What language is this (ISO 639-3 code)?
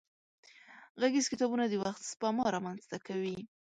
pus